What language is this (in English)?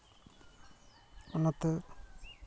Santali